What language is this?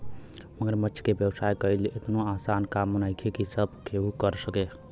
Bhojpuri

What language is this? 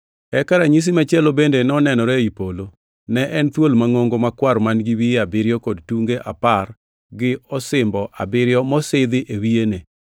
Luo (Kenya and Tanzania)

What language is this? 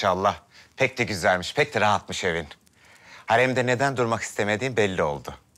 Turkish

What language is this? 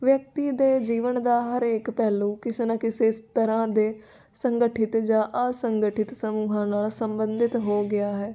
Punjabi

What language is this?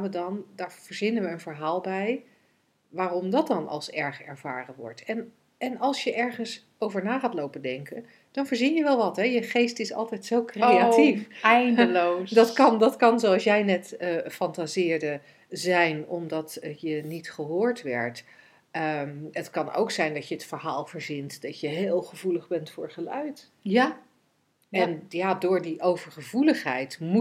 Dutch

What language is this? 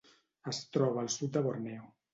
Catalan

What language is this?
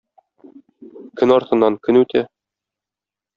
Tatar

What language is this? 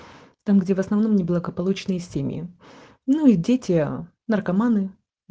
Russian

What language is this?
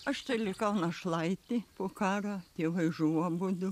Lithuanian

